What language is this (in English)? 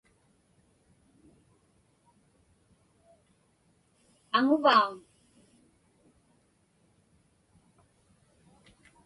Inupiaq